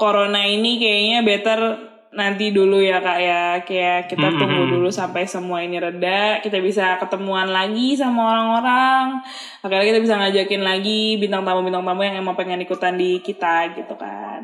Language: Indonesian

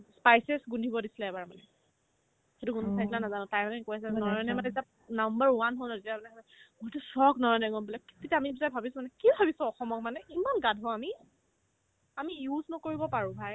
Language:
Assamese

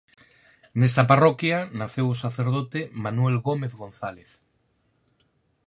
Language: Galician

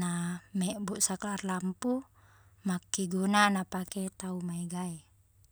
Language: Buginese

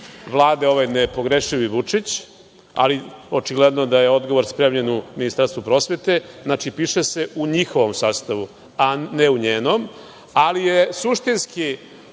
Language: Serbian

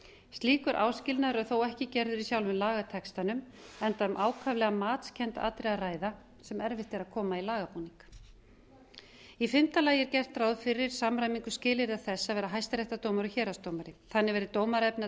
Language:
Icelandic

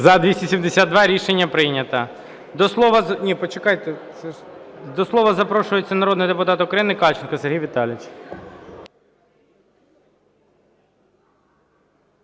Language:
Ukrainian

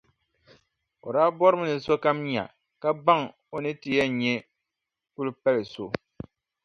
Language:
Dagbani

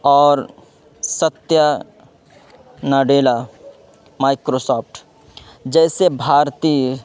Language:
Urdu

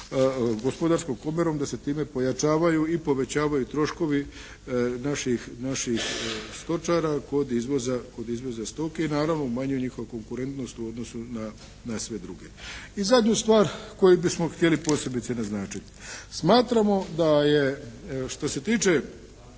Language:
Croatian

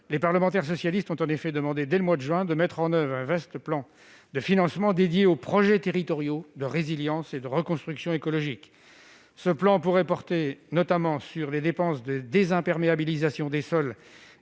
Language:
French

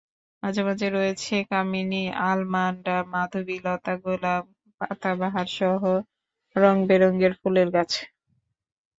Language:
Bangla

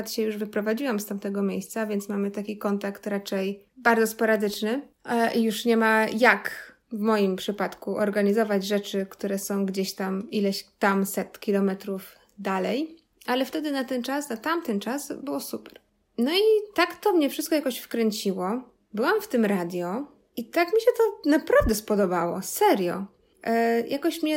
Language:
Polish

